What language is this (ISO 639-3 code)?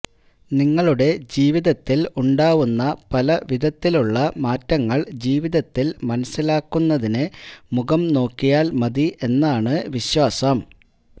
mal